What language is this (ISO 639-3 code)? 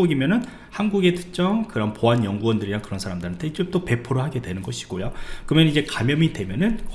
kor